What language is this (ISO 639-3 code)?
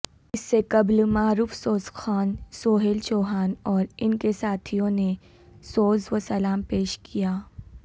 urd